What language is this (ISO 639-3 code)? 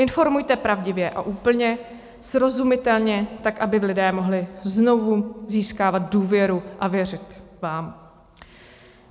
ces